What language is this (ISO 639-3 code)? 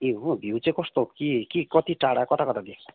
nep